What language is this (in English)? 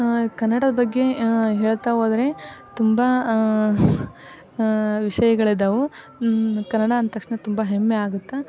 Kannada